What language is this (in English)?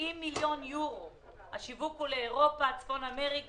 Hebrew